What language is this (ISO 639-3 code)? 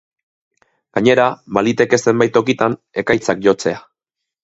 eus